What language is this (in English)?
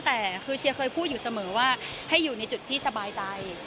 Thai